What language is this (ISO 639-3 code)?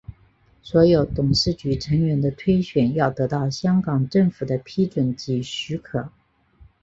zho